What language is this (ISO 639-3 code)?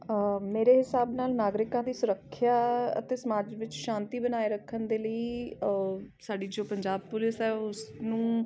pan